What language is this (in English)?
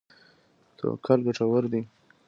Pashto